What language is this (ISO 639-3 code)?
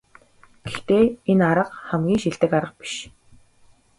mon